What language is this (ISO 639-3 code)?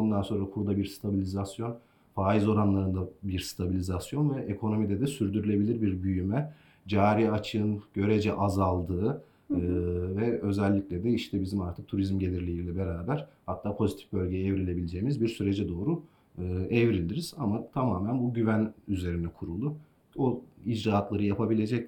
tur